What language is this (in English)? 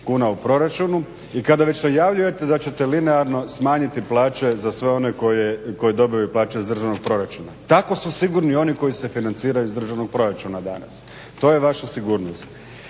Croatian